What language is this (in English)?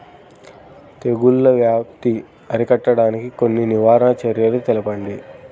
Telugu